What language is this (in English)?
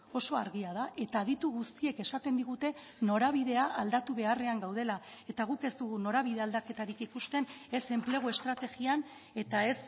Basque